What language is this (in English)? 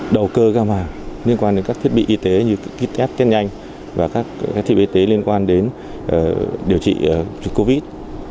Vietnamese